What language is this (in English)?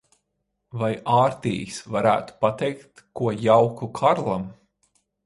Latvian